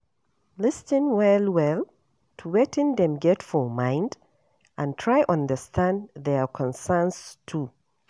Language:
Nigerian Pidgin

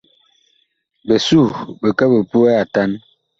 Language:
Bakoko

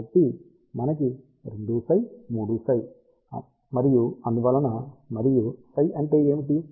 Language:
Telugu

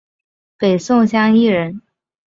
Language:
Chinese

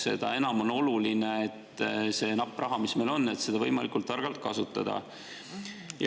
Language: Estonian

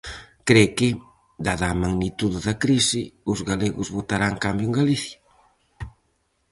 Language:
Galician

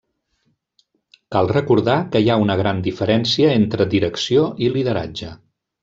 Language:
Catalan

